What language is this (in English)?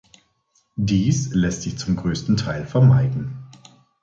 German